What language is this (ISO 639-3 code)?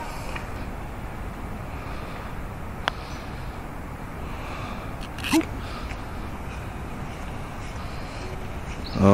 jpn